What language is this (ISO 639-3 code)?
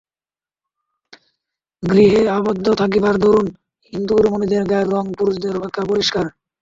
ben